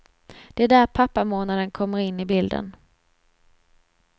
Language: Swedish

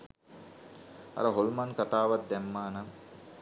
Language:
Sinhala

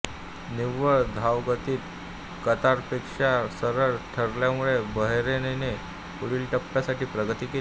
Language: Marathi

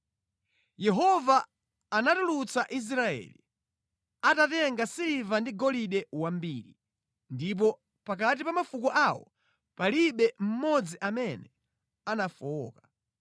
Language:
Nyanja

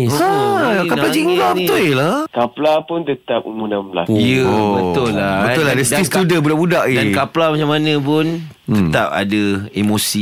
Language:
Malay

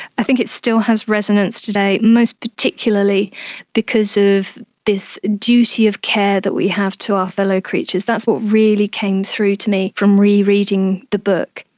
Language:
English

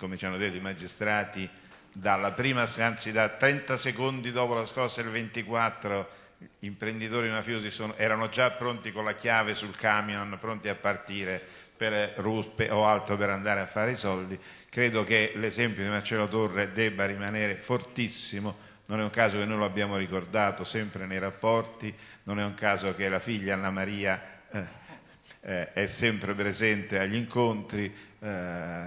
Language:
Italian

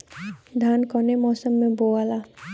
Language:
Bhojpuri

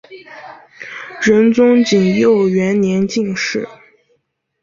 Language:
Chinese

